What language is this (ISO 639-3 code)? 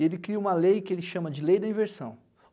por